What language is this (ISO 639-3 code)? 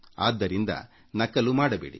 kan